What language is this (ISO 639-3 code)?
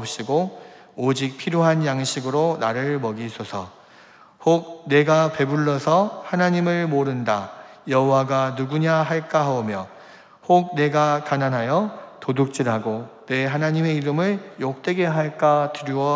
kor